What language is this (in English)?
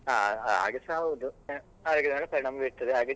Kannada